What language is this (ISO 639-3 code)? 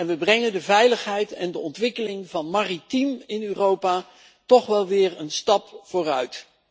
nld